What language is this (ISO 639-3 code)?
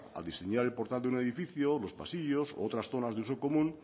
spa